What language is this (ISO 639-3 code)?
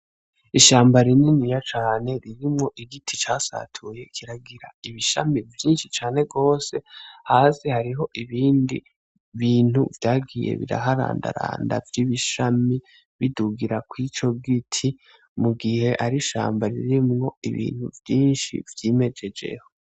run